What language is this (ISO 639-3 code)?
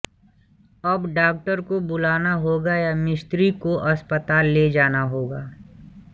hin